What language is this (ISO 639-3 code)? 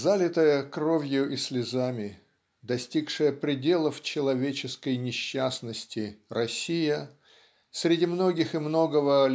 rus